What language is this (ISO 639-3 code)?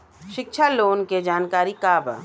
bho